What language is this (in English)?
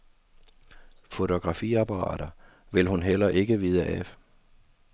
Danish